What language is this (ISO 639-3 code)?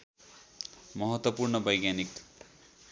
nep